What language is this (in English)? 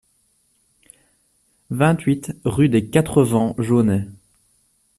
French